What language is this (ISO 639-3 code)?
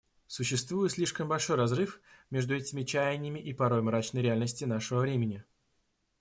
rus